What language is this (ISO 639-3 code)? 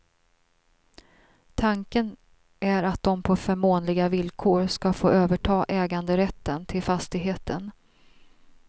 swe